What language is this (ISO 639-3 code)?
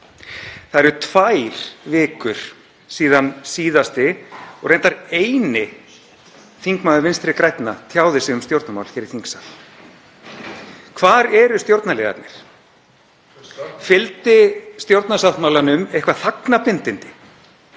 isl